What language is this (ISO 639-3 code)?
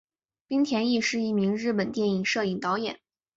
zho